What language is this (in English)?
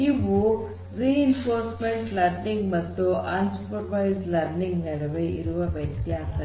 Kannada